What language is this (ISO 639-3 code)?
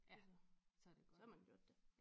dan